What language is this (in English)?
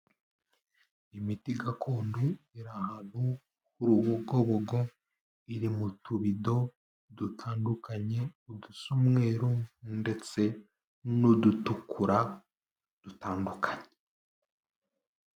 Kinyarwanda